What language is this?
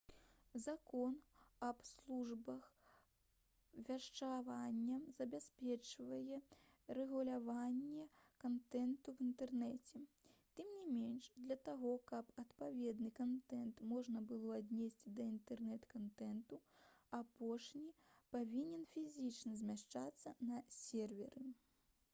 Belarusian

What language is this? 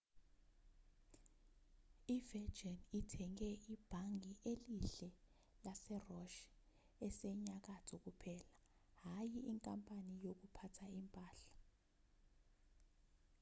Zulu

